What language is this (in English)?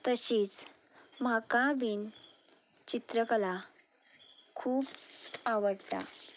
Konkani